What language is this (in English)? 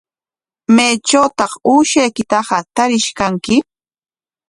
Corongo Ancash Quechua